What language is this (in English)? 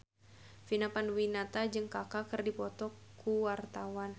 Sundanese